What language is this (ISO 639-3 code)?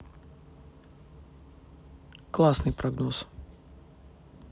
rus